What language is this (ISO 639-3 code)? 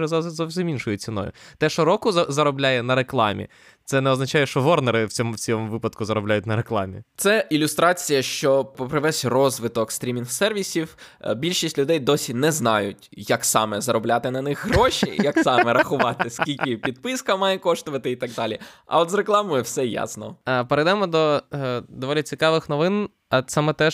ukr